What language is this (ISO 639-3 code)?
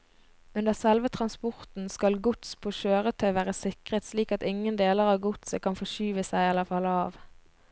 nor